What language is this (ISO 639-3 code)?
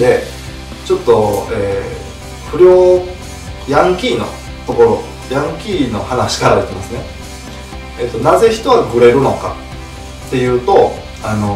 jpn